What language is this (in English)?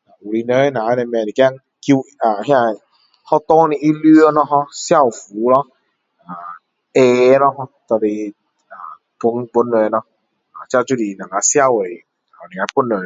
Min Dong Chinese